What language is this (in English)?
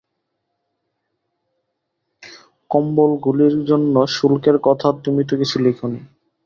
Bangla